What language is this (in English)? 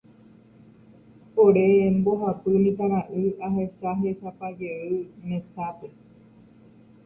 Guarani